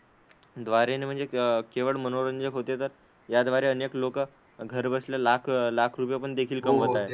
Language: Marathi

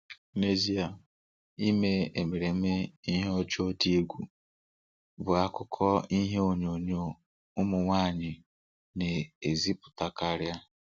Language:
Igbo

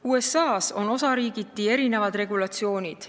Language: Estonian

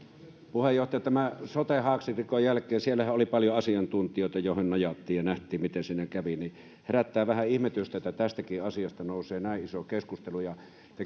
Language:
Finnish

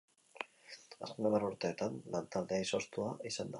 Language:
Basque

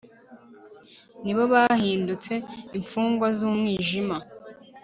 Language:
Kinyarwanda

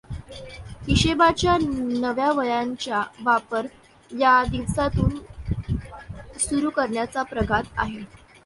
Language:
Marathi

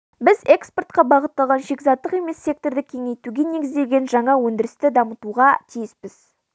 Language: Kazakh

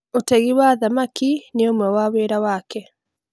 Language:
Kikuyu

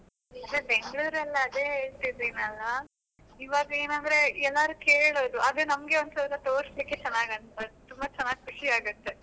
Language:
Kannada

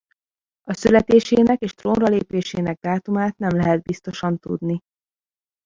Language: Hungarian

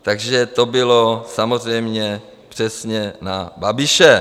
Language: Czech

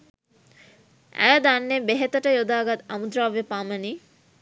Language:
Sinhala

